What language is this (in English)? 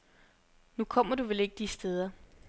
Danish